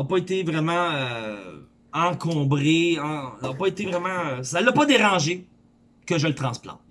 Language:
French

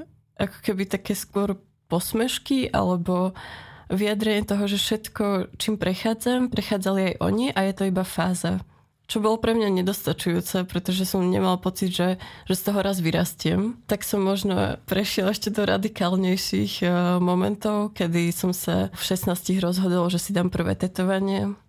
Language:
Slovak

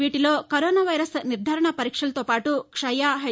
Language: Telugu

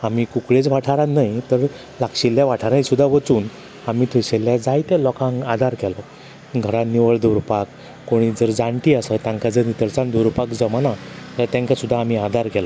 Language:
Konkani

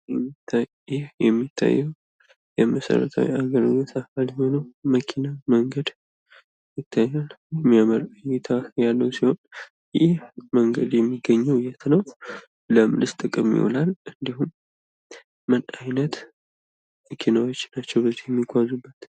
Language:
Amharic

